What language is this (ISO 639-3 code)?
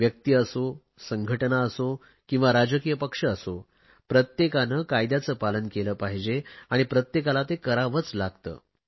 mar